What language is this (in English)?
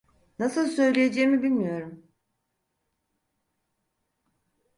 Turkish